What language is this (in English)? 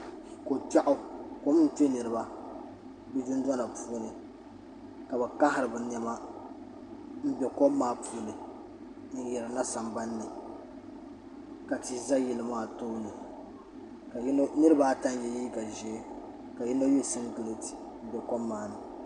Dagbani